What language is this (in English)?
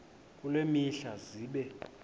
Xhosa